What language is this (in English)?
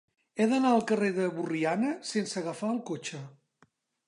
Catalan